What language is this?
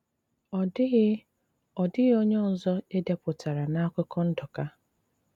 Igbo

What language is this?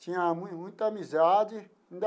Portuguese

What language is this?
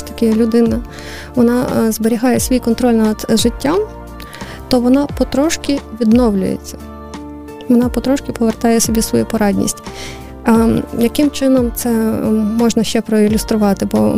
Ukrainian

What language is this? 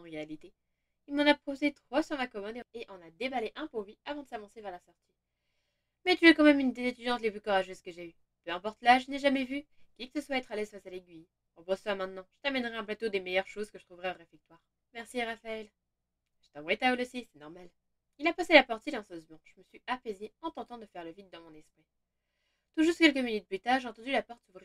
French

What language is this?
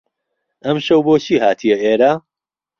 Central Kurdish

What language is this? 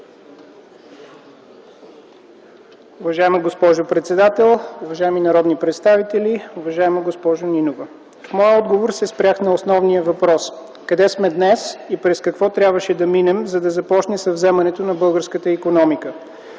Bulgarian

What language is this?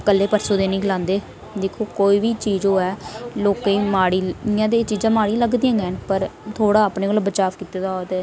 Dogri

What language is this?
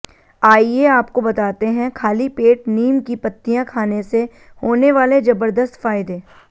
Hindi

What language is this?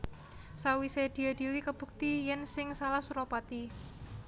Javanese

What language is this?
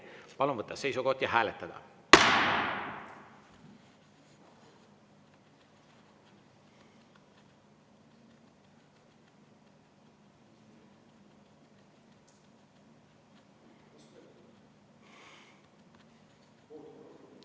Estonian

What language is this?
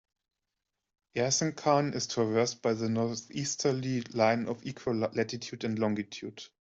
English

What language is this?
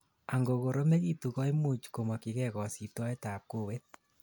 Kalenjin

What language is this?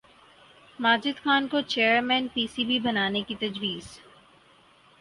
Urdu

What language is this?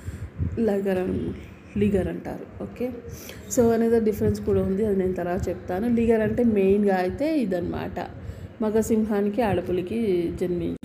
Telugu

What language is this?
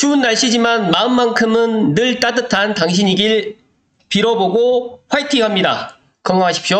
Korean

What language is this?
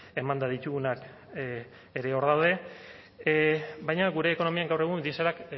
Basque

